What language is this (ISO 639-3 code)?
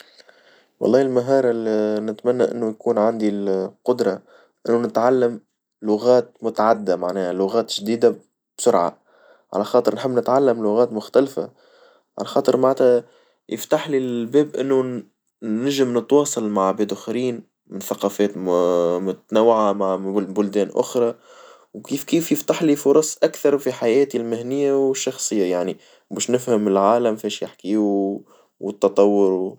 aeb